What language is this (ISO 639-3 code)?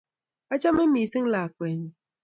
kln